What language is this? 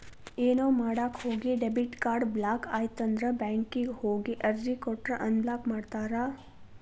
Kannada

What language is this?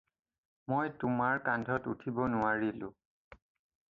Assamese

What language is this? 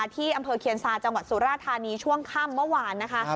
Thai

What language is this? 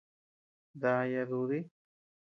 Tepeuxila Cuicatec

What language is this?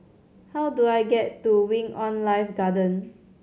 English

